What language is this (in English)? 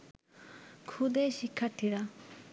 Bangla